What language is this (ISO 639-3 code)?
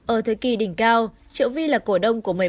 vie